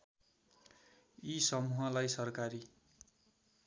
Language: Nepali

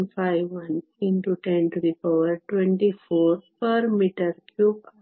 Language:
Kannada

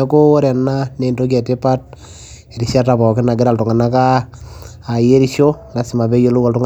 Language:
Masai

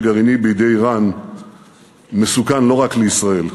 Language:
Hebrew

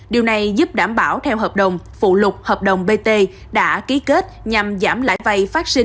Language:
Vietnamese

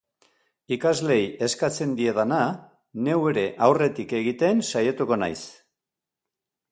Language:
Basque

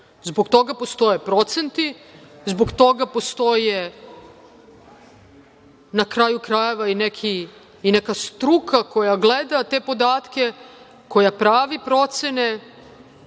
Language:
Serbian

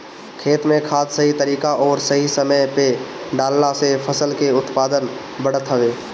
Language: Bhojpuri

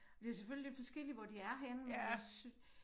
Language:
Danish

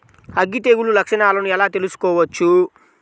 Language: Telugu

